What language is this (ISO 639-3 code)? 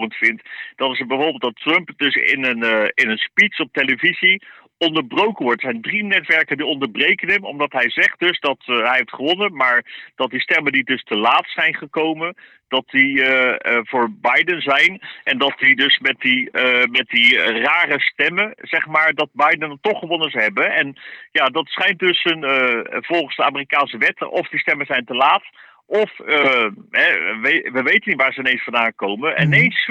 nld